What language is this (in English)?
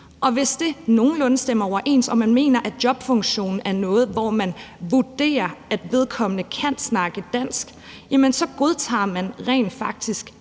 Danish